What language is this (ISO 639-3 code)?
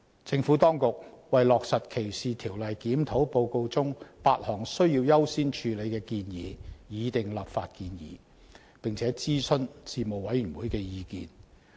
yue